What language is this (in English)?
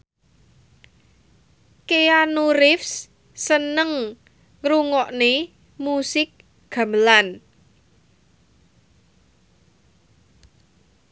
Javanese